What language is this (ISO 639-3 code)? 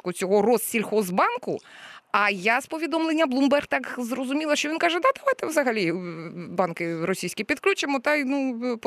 ukr